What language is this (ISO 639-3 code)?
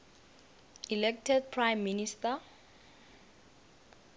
nbl